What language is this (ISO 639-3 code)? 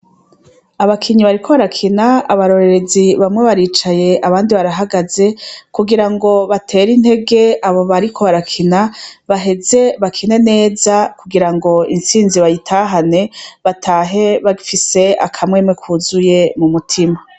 run